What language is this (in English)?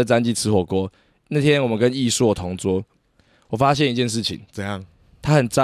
Chinese